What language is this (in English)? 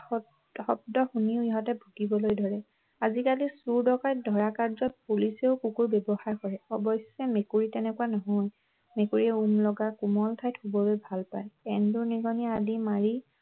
Assamese